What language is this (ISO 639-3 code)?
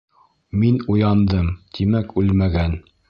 bak